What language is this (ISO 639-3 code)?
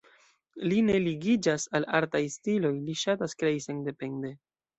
epo